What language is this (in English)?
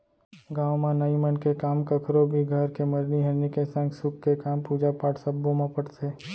Chhattisgarhi